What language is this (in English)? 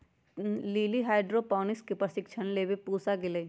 Magahi